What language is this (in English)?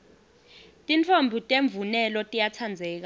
Swati